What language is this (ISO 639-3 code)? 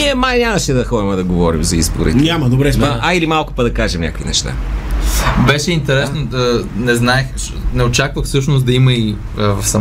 bul